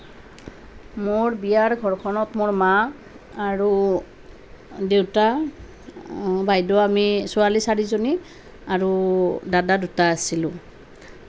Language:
Assamese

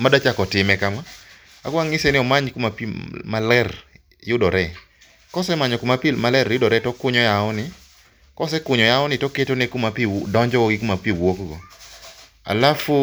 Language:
Luo (Kenya and Tanzania)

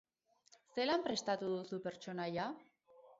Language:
Basque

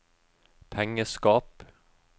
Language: Norwegian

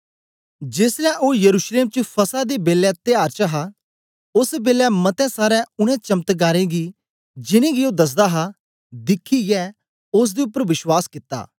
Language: Dogri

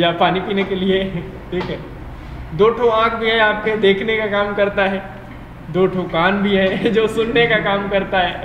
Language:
Hindi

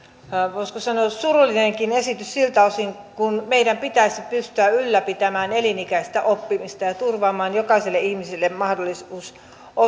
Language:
Finnish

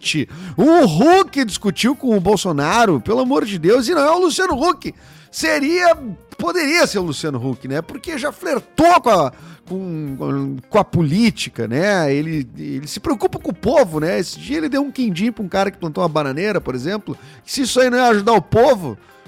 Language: Portuguese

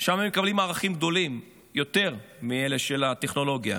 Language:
Hebrew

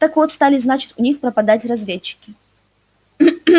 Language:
Russian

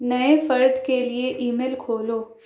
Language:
Urdu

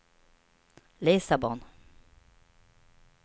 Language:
Swedish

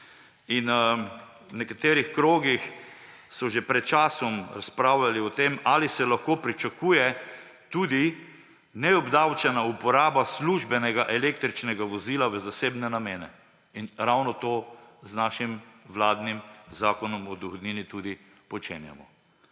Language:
Slovenian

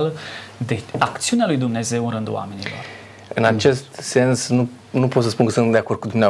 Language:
Romanian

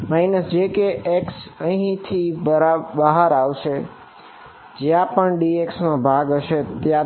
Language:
Gujarati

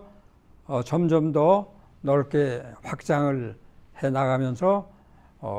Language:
Korean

